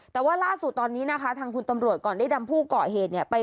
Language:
Thai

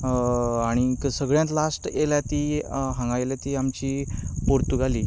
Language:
Konkani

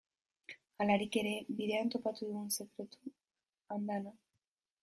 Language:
Basque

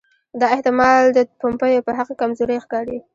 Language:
Pashto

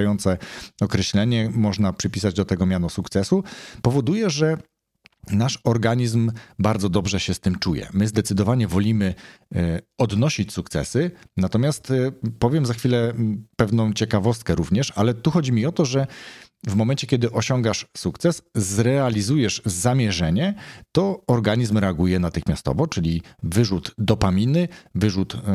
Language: Polish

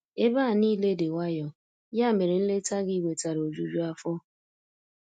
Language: Igbo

